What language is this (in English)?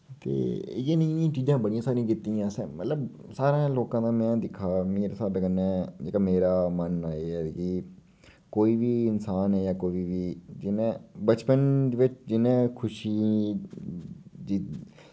Dogri